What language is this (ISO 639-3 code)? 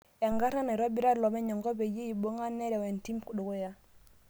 mas